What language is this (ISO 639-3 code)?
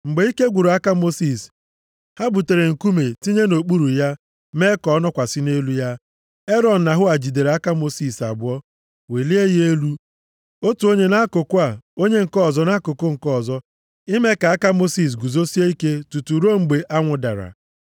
ibo